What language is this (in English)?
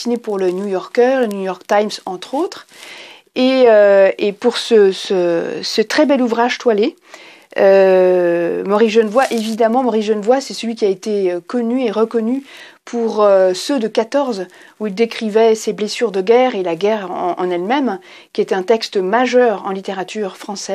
French